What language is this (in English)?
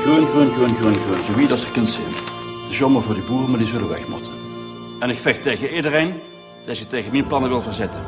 Dutch